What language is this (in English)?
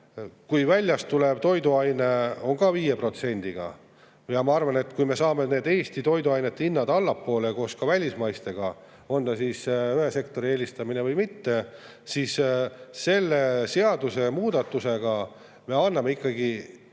Estonian